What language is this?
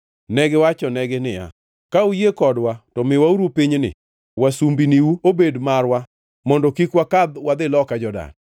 Luo (Kenya and Tanzania)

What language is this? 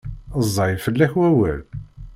Kabyle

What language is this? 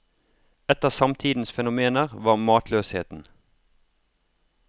Norwegian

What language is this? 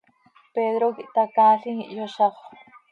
Seri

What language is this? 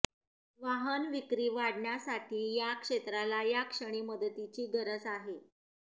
Marathi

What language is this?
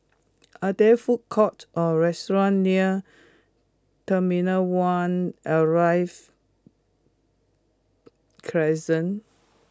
English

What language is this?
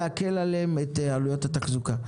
Hebrew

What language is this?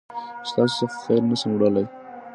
Pashto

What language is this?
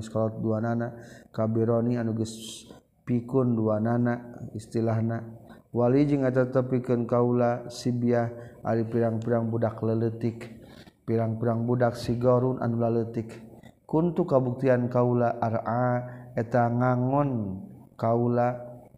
Malay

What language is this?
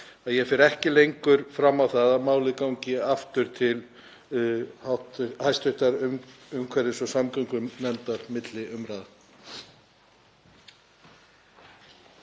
Icelandic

